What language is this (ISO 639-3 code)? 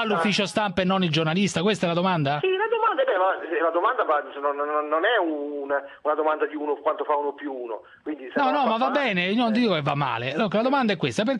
ita